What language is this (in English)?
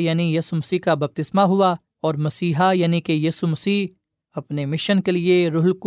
Urdu